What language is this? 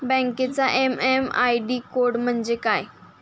Marathi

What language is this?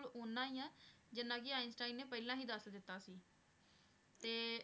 Punjabi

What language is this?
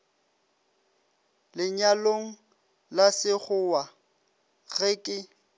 Northern Sotho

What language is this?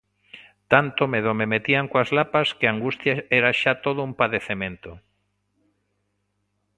Galician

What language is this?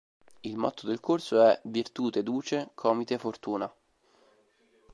Italian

